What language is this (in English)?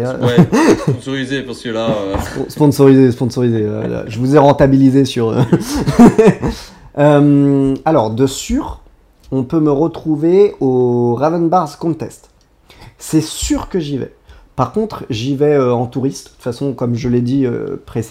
French